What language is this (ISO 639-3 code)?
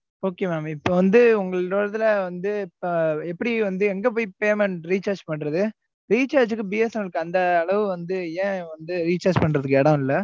tam